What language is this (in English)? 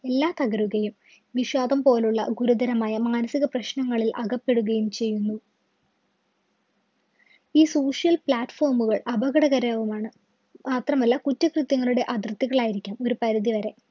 Malayalam